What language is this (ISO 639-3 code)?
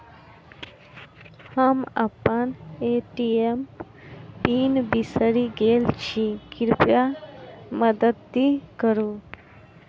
mai